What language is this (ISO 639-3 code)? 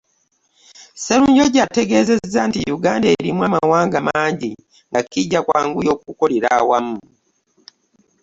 lug